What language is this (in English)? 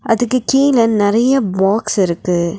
Tamil